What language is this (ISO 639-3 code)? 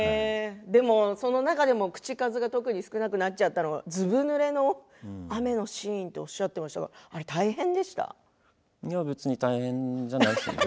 jpn